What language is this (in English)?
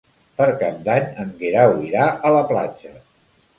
Catalan